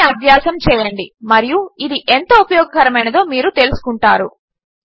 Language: Telugu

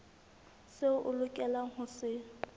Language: Southern Sotho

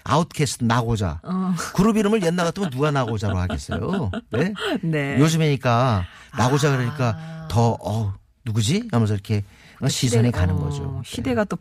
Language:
Korean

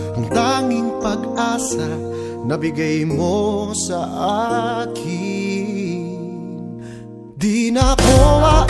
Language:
Filipino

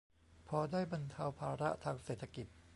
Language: Thai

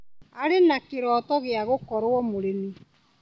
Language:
Kikuyu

